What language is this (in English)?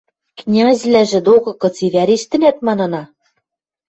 Western Mari